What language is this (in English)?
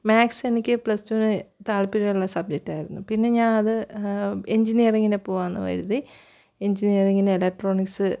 Malayalam